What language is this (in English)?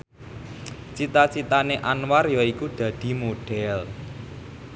Javanese